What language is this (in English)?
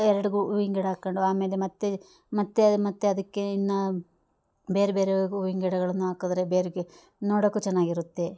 Kannada